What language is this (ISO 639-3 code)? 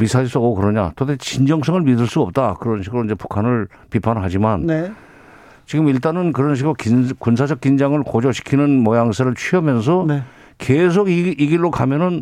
kor